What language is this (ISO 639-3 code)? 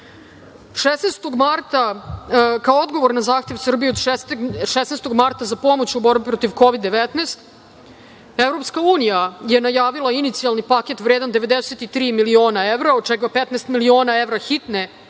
srp